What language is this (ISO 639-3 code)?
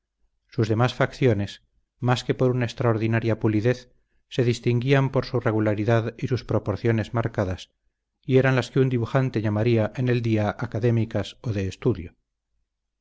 spa